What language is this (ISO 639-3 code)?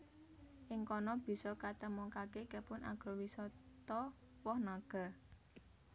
jav